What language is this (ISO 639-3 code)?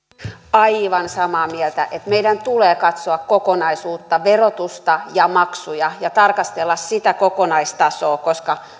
fin